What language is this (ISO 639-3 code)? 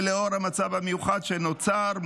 heb